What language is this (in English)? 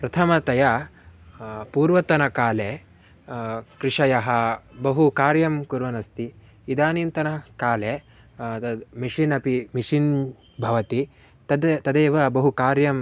Sanskrit